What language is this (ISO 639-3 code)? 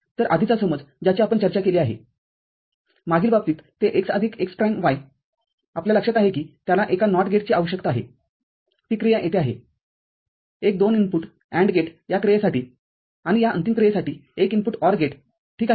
mar